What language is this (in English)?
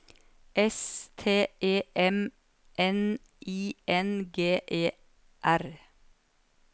Norwegian